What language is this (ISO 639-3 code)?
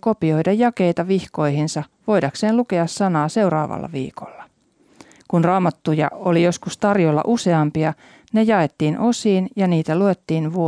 fin